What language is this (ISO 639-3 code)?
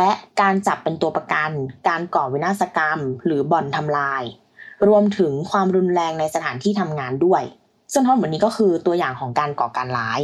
tha